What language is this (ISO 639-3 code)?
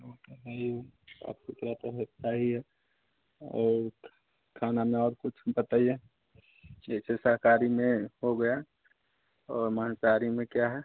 hin